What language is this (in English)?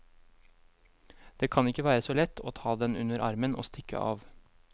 Norwegian